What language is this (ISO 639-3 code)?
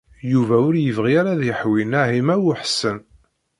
kab